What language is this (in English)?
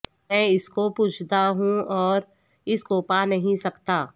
Urdu